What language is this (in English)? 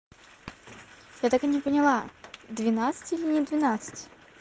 Russian